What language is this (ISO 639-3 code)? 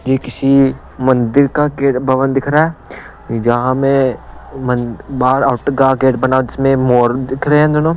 hin